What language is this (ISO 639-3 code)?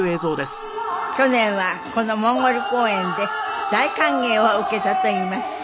jpn